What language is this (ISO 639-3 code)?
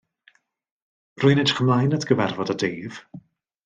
cym